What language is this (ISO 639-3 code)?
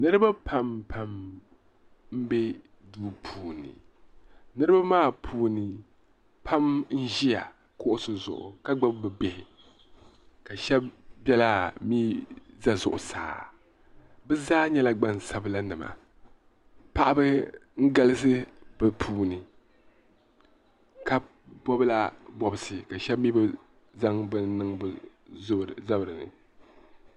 dag